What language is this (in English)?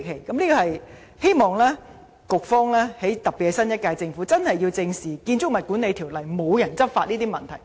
Cantonese